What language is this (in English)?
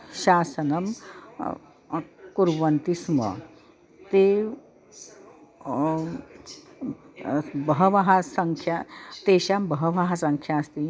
Sanskrit